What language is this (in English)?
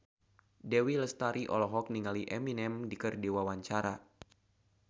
Sundanese